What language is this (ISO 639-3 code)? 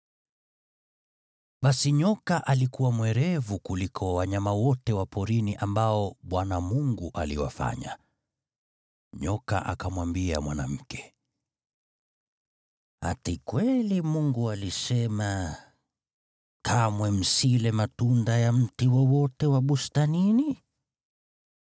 swa